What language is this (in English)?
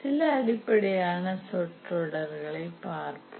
Tamil